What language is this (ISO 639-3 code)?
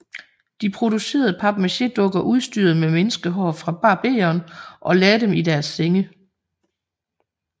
dan